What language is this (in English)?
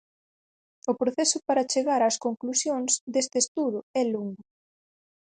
Galician